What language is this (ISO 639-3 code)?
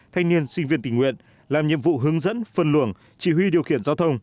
vie